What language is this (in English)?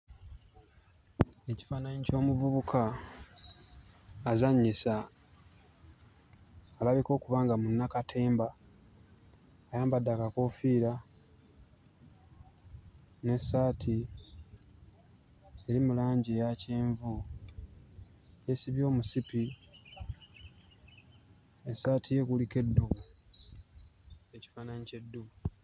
Ganda